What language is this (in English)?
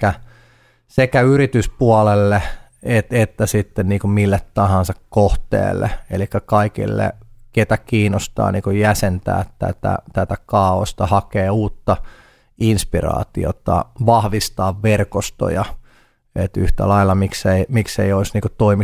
Finnish